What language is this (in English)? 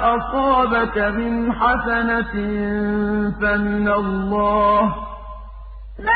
Arabic